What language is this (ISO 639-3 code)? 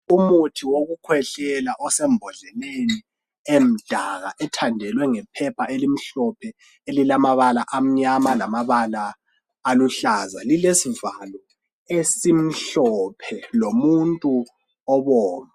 nde